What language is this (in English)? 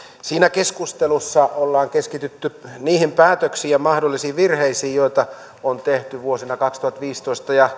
Finnish